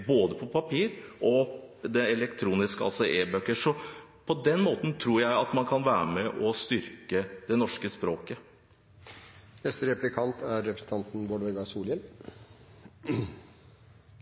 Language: Norwegian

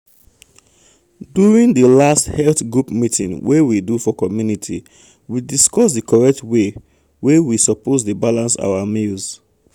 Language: Nigerian Pidgin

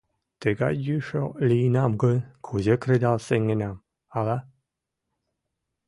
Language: Mari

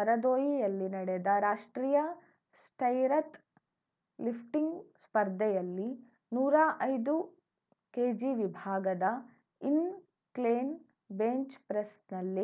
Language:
Kannada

